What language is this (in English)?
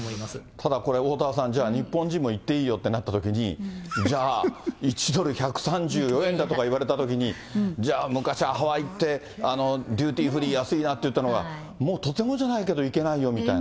Japanese